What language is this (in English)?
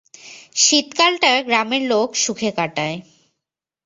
Bangla